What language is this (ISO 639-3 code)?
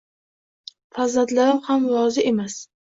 uzb